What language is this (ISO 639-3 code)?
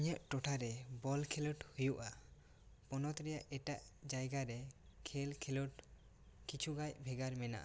sat